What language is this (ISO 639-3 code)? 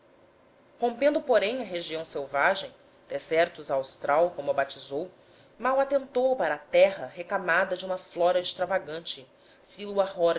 por